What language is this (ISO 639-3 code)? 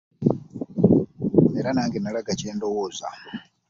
lug